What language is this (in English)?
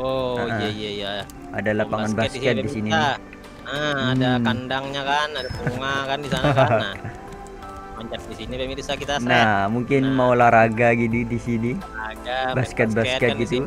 Indonesian